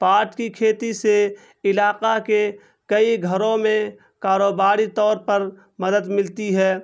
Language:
Urdu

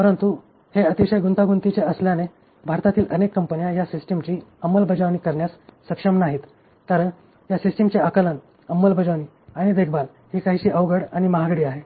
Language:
Marathi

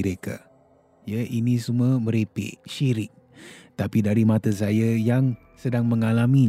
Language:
Malay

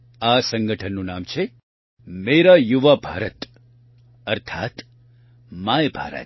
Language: Gujarati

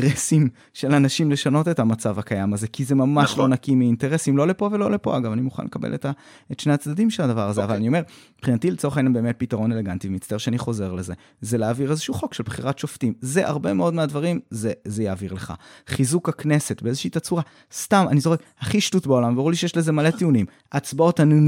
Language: Hebrew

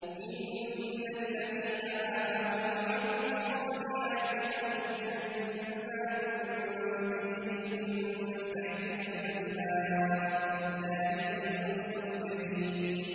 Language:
Arabic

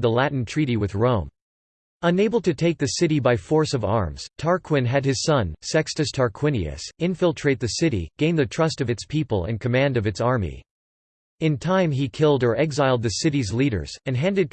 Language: English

